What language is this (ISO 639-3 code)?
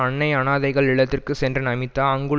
tam